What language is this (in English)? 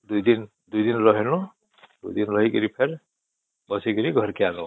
Odia